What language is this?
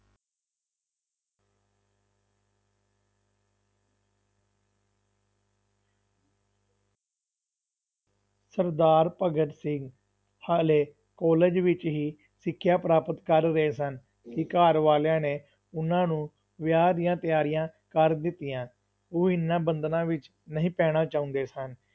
Punjabi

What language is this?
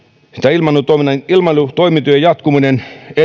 Finnish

